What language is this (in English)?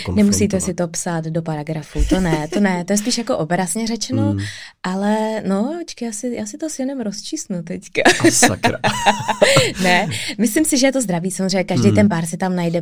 Czech